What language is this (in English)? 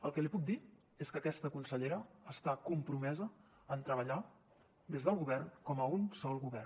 Catalan